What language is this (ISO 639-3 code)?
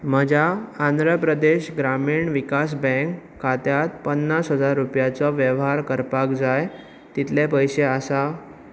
kok